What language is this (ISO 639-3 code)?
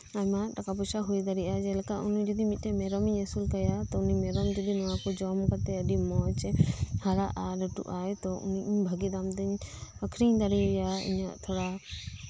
sat